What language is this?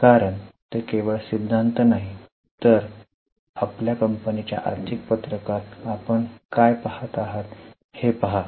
Marathi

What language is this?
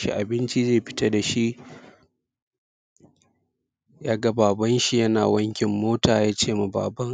Hausa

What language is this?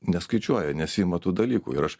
Lithuanian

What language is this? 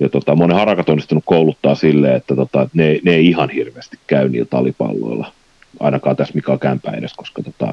Finnish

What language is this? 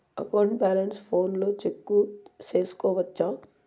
Telugu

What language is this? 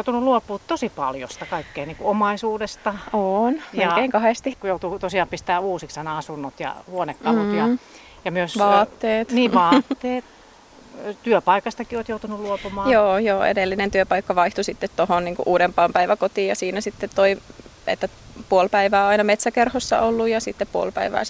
Finnish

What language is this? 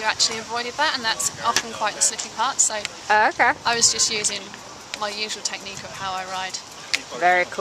English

